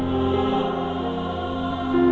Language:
Indonesian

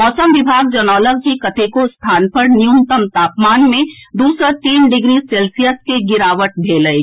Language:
Maithili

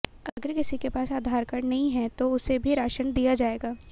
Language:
Hindi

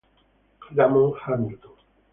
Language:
Italian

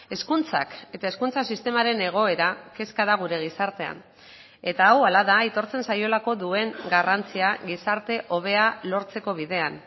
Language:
Basque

